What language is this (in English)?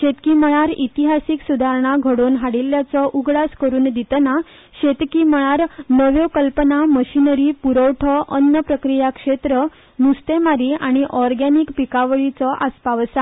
Konkani